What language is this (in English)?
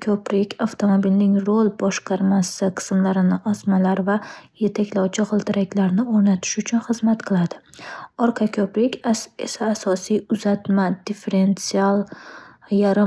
Uzbek